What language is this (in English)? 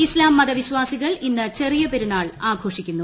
Malayalam